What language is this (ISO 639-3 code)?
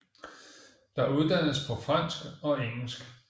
dan